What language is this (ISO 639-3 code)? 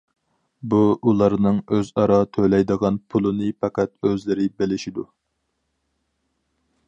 uig